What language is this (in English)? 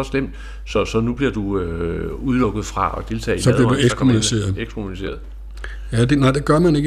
Danish